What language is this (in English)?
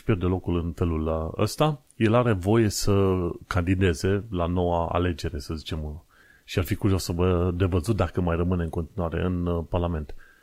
Romanian